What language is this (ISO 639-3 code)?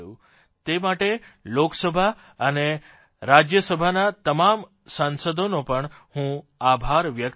guj